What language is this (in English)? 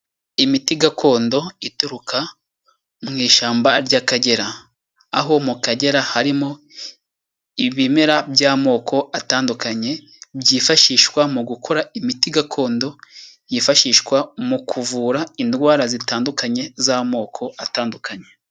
Kinyarwanda